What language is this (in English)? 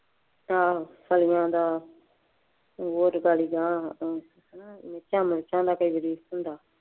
Punjabi